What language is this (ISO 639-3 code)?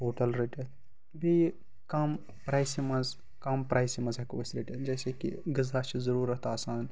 kas